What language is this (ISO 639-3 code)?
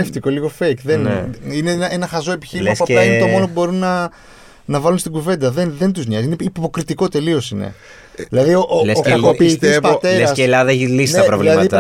ell